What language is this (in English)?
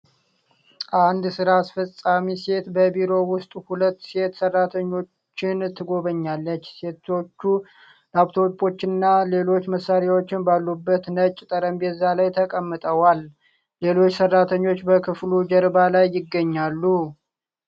Amharic